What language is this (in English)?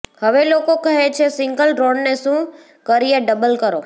Gujarati